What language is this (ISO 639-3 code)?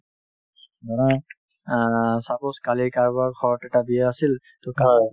asm